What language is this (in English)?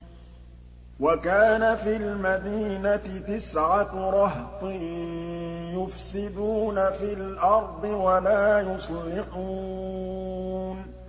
Arabic